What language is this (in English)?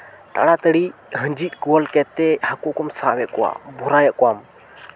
Santali